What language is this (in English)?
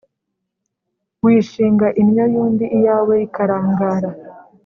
Kinyarwanda